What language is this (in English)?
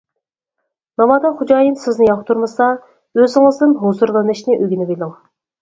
Uyghur